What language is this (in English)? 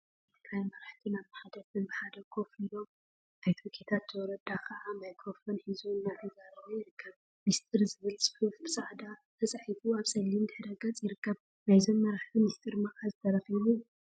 Tigrinya